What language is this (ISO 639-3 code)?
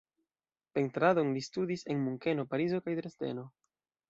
epo